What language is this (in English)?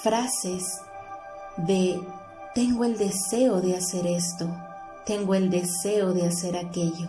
Spanish